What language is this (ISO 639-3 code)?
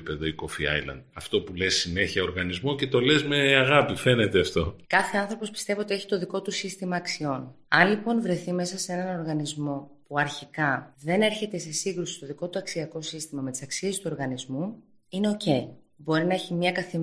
ell